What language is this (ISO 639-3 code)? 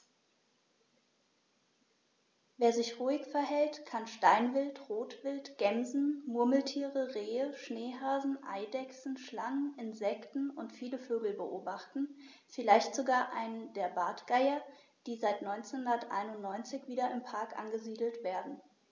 deu